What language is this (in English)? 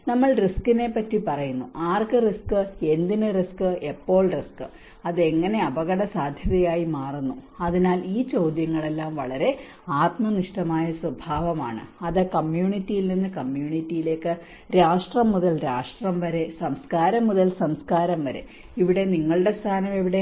Malayalam